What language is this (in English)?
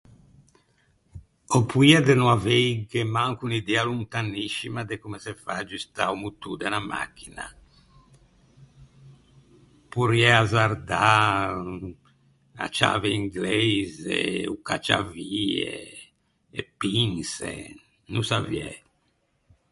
Ligurian